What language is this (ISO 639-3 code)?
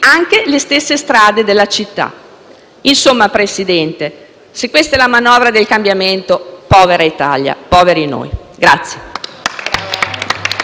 ita